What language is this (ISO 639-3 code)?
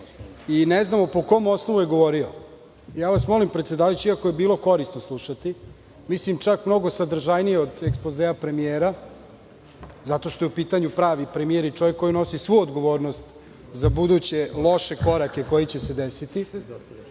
srp